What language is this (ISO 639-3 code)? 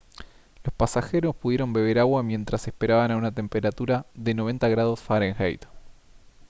spa